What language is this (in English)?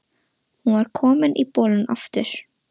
Icelandic